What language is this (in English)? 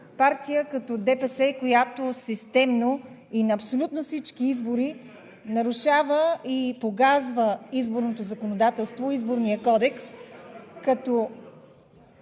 Bulgarian